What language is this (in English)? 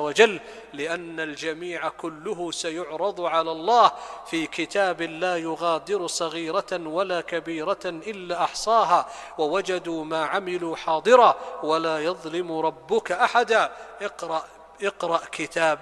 Arabic